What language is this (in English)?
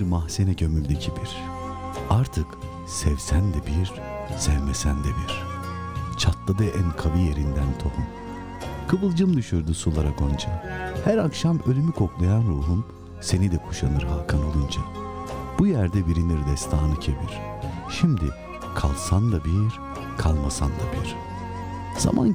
Turkish